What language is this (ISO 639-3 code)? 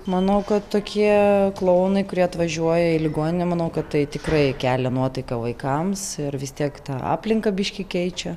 lit